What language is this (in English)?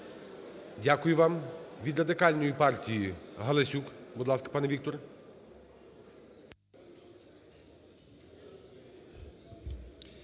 Ukrainian